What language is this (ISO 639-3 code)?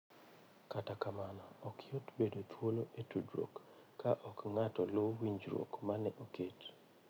luo